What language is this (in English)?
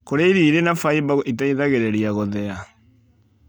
Kikuyu